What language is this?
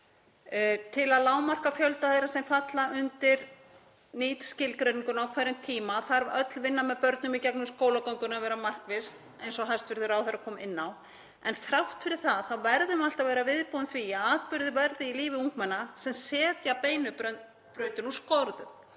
Icelandic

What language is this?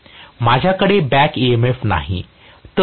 Marathi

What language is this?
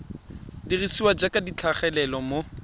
Tswana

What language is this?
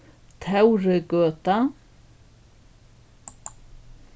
Faroese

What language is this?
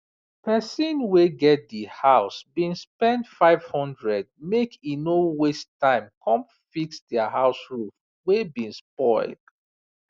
Nigerian Pidgin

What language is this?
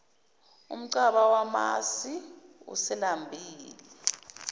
Zulu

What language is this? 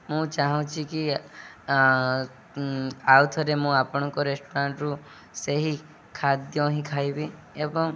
Odia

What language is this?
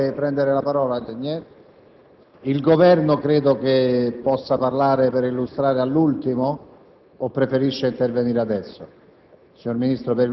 Italian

